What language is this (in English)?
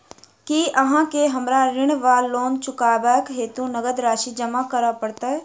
Maithili